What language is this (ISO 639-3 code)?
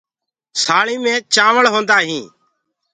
ggg